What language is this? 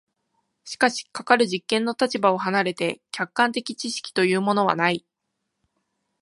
Japanese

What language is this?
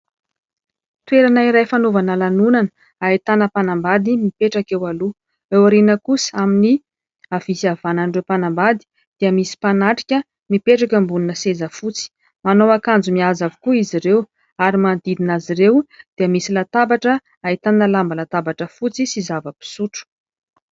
Malagasy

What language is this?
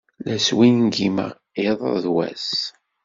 Kabyle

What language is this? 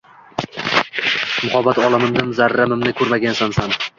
Uzbek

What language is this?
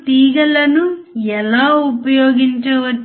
Telugu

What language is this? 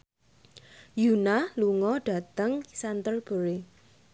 Javanese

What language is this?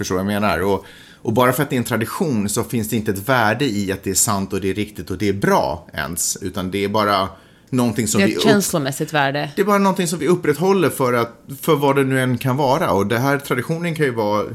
Swedish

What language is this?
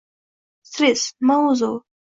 Uzbek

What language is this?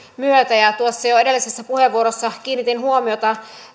Finnish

